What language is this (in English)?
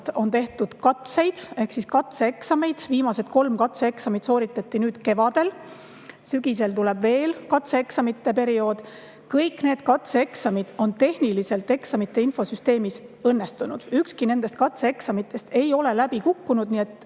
Estonian